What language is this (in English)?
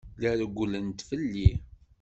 Kabyle